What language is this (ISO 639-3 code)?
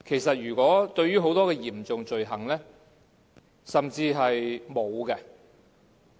yue